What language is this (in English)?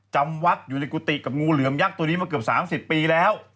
Thai